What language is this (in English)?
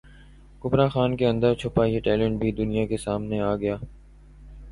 Urdu